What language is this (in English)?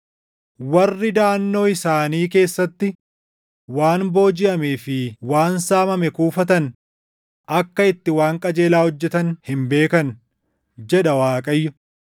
Oromo